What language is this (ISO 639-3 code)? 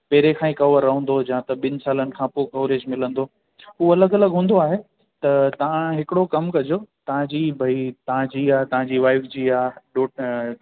snd